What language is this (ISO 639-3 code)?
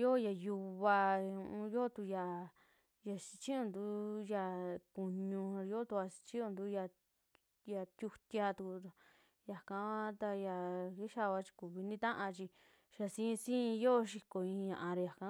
jmx